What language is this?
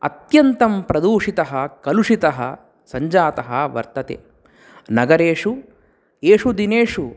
Sanskrit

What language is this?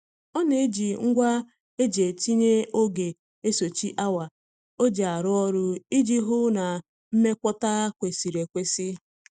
Igbo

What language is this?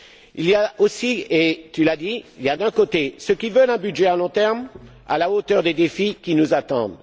French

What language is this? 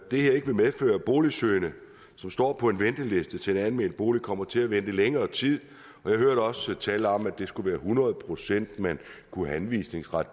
Danish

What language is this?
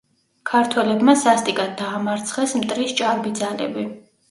Georgian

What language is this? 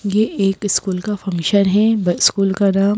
Hindi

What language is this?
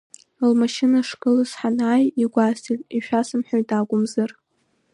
Abkhazian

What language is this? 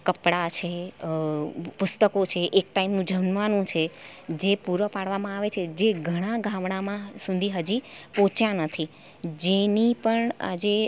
Gujarati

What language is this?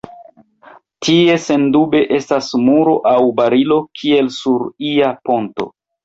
Esperanto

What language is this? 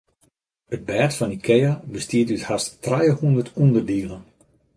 Western Frisian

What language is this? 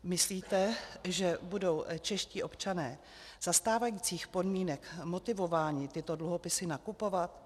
Czech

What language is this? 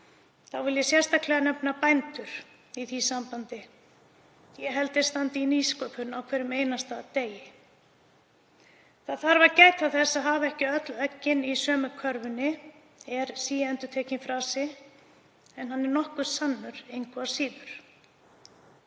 Icelandic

